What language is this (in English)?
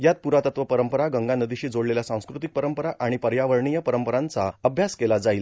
Marathi